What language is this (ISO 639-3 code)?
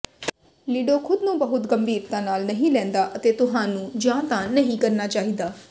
pan